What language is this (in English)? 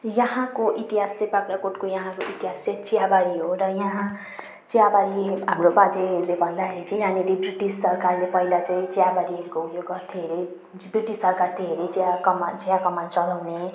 Nepali